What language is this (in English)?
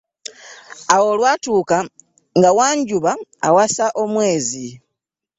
Ganda